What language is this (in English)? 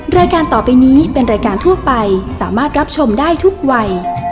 Thai